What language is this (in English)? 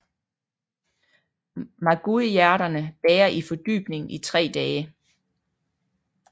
Danish